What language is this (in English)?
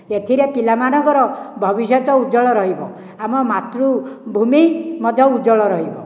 Odia